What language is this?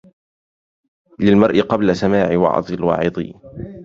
Arabic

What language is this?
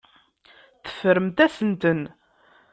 Kabyle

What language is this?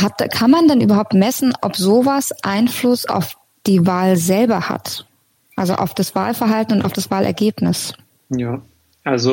German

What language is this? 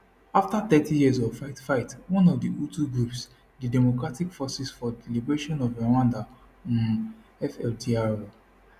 Nigerian Pidgin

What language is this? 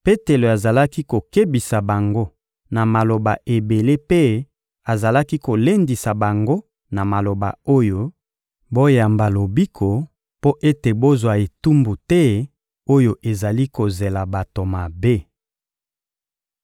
Lingala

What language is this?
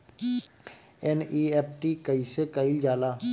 Bhojpuri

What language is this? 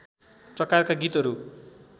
Nepali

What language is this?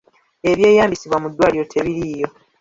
Ganda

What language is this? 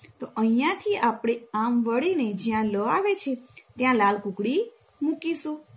Gujarati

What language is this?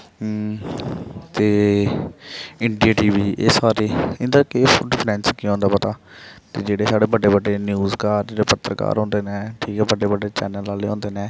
Dogri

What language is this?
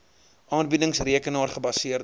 Afrikaans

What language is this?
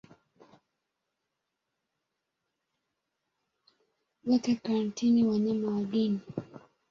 Swahili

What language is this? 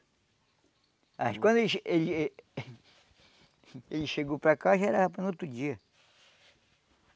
Portuguese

